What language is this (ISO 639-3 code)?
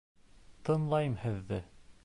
bak